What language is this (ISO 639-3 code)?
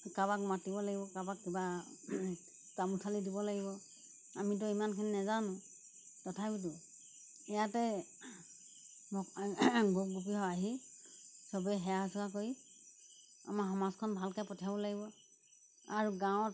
asm